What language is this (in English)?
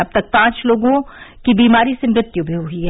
Hindi